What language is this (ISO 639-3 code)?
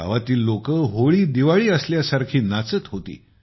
mar